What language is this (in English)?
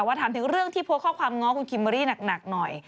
Thai